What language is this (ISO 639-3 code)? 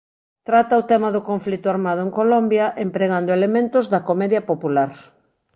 glg